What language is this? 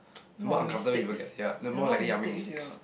English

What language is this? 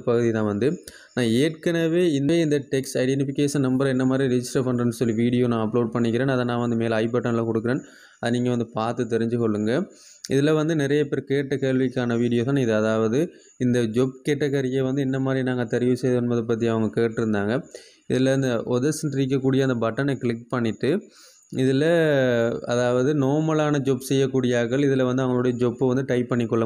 Thai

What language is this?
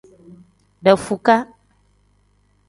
Tem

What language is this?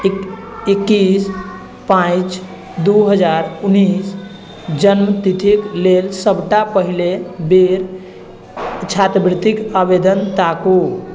Maithili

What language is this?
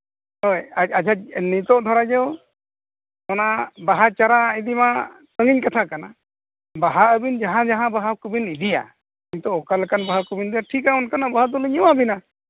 Santali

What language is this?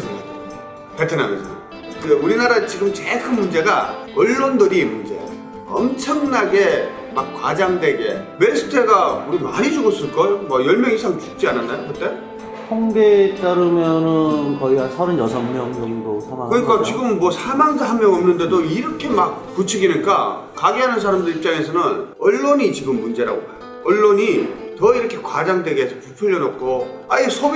Korean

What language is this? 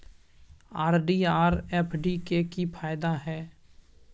Maithili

